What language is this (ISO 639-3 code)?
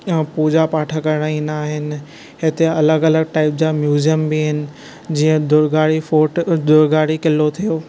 snd